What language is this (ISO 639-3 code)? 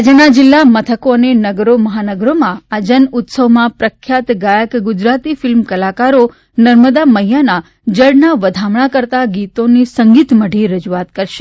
guj